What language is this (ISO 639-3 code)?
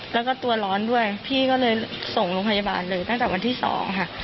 tha